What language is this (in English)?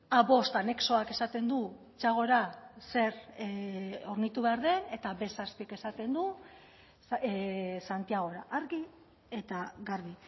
Basque